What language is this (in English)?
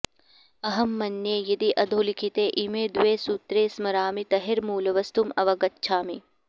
Sanskrit